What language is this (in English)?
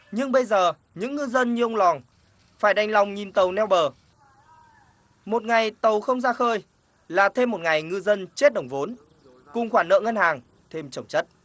Vietnamese